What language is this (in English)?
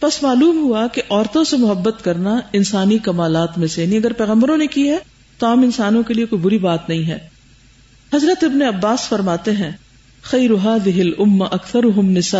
Urdu